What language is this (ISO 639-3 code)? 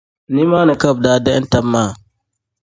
dag